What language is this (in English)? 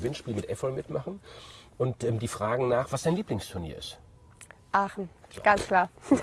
German